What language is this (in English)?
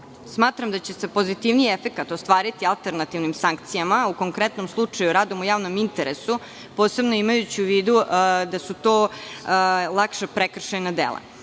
Serbian